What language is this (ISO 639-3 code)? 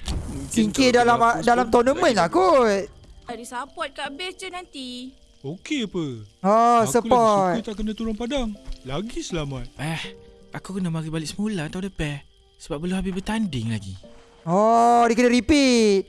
msa